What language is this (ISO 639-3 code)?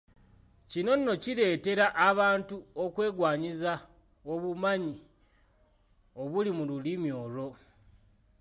lug